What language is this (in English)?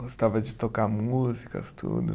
Portuguese